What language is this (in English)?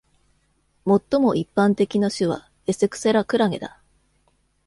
Japanese